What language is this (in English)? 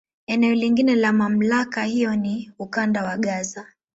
Swahili